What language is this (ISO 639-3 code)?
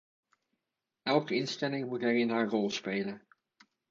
nld